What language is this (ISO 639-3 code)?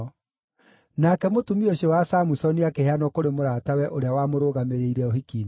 kik